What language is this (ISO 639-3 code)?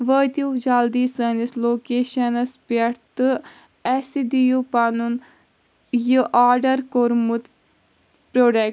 kas